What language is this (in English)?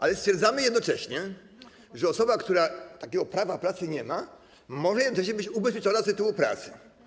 Polish